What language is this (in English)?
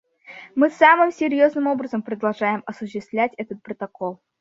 Russian